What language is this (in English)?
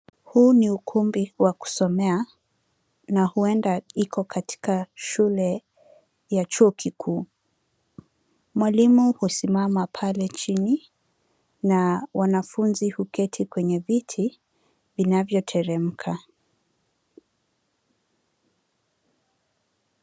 Swahili